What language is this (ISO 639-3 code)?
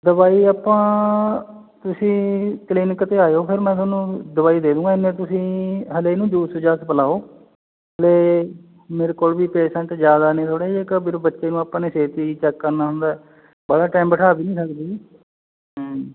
pan